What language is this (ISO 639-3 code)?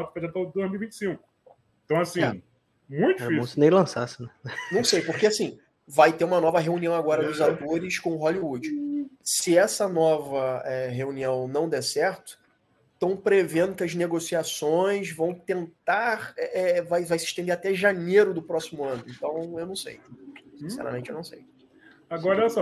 por